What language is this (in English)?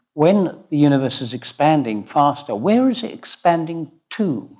English